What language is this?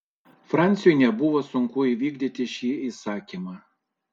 Lithuanian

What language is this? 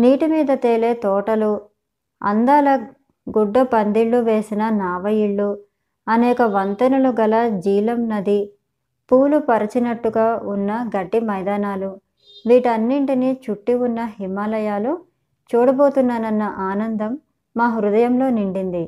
Telugu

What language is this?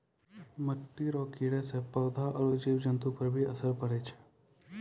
Maithili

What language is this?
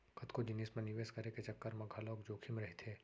Chhattisgarhi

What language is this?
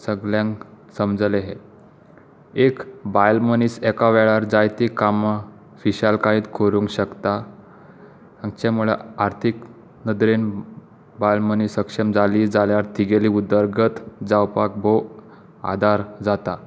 Konkani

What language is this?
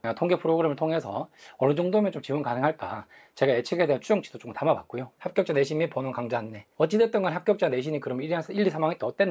Korean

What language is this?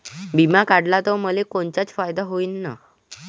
Marathi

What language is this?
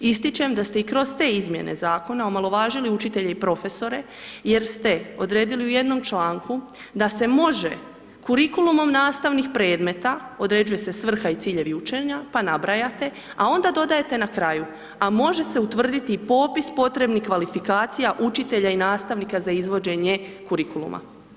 Croatian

